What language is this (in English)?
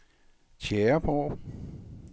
Danish